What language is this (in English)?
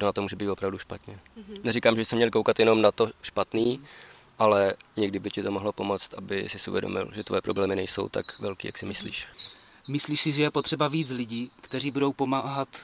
Czech